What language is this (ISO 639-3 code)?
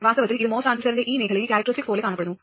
mal